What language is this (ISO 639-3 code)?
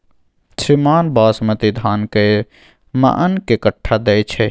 mai